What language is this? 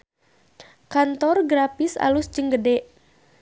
Sundanese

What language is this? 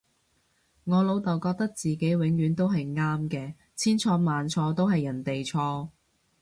Cantonese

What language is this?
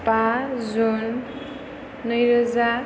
Bodo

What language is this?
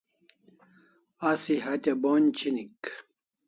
Kalasha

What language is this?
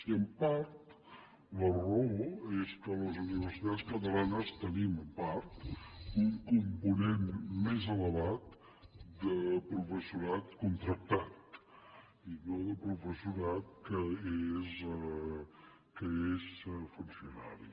Catalan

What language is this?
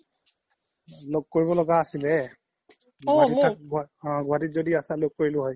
Assamese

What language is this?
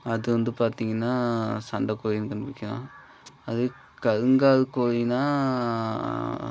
Tamil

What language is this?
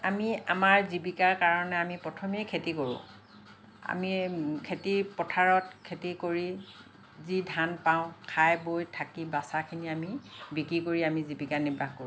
Assamese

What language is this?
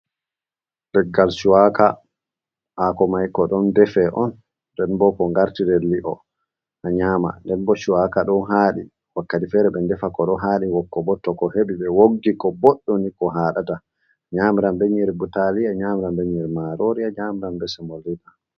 Fula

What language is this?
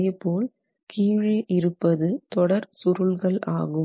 Tamil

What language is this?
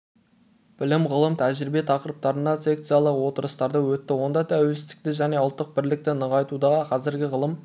Kazakh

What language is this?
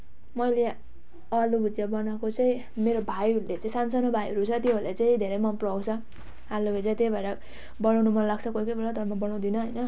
Nepali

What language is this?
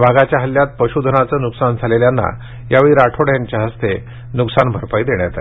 Marathi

